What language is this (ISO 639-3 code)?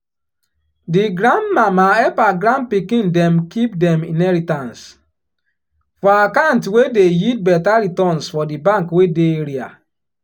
pcm